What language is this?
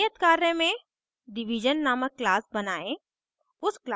Hindi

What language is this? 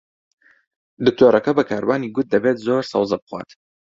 Central Kurdish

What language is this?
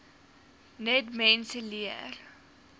Afrikaans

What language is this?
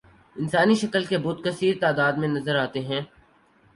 Urdu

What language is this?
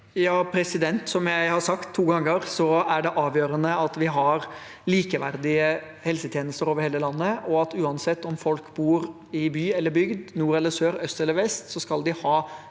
Norwegian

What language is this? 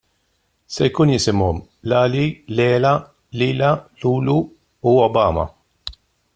Maltese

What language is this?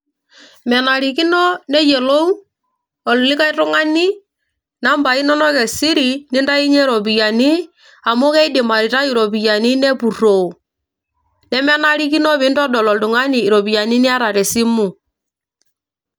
Masai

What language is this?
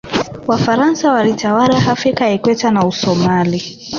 Swahili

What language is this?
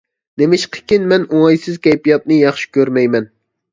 Uyghur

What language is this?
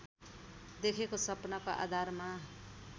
Nepali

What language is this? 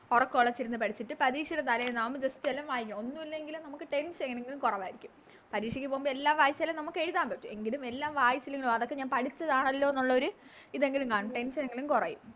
Malayalam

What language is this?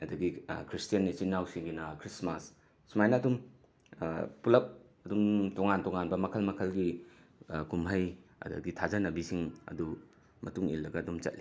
Manipuri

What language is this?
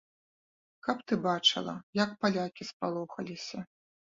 Belarusian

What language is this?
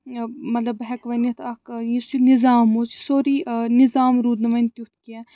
Kashmiri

